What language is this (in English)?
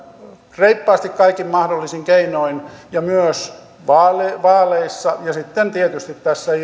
Finnish